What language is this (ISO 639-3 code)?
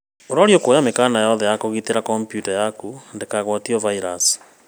kik